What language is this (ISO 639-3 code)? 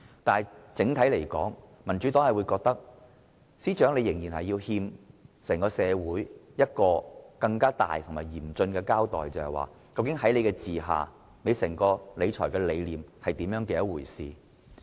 yue